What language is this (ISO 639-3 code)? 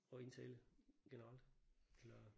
dan